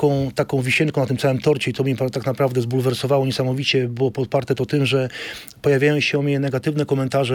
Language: Polish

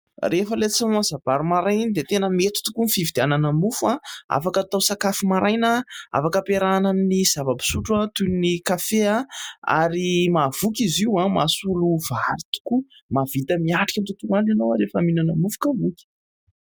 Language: Malagasy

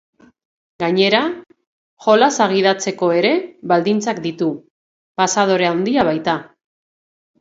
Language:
Basque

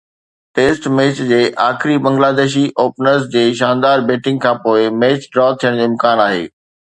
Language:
Sindhi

